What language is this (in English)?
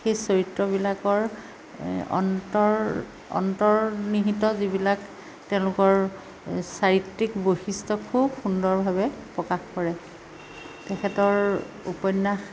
Assamese